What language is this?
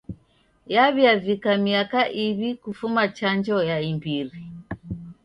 Taita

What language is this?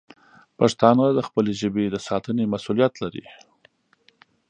Pashto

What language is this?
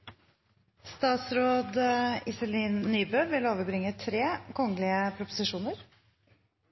Norwegian Nynorsk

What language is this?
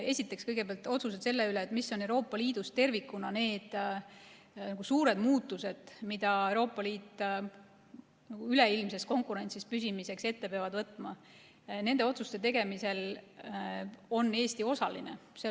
Estonian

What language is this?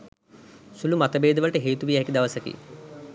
Sinhala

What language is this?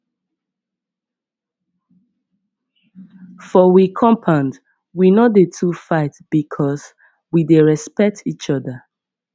Nigerian Pidgin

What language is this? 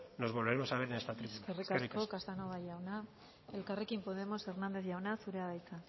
Basque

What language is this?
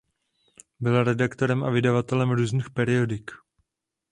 Czech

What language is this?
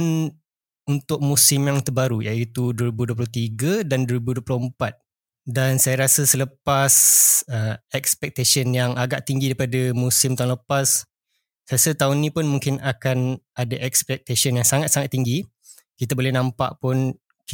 Malay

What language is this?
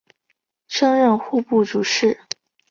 Chinese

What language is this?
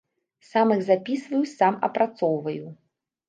Belarusian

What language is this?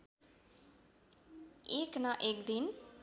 Nepali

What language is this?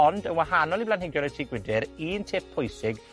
Welsh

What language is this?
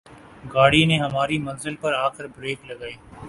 Urdu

